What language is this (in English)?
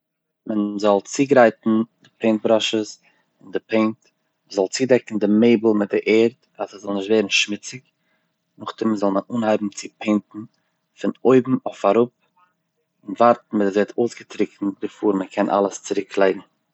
Yiddish